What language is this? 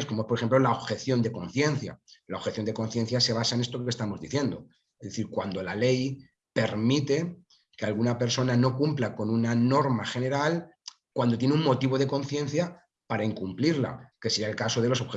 Spanish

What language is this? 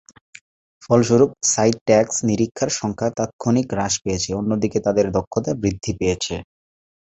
Bangla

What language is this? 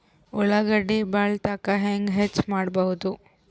Kannada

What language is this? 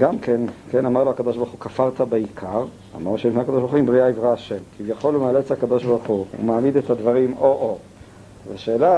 Hebrew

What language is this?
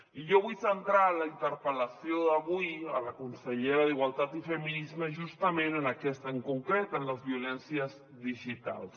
Catalan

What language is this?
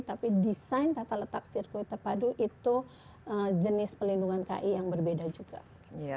Indonesian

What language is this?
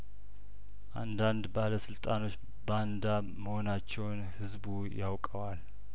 Amharic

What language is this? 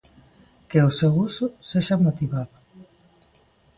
Galician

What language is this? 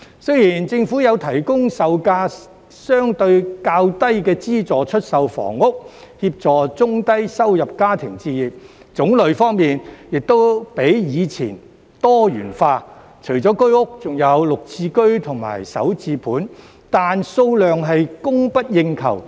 Cantonese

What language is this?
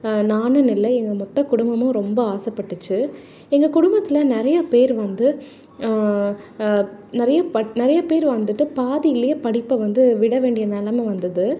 Tamil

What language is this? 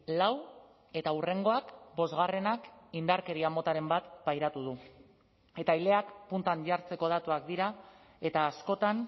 Basque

